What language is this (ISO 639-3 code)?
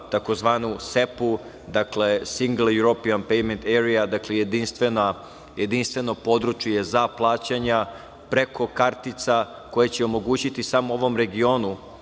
srp